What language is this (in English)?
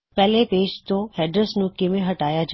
Punjabi